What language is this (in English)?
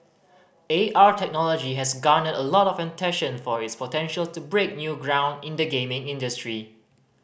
English